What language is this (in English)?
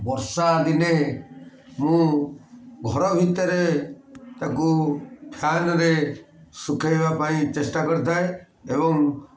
Odia